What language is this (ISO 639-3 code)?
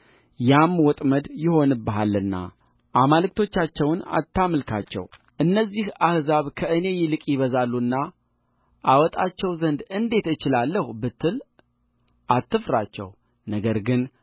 amh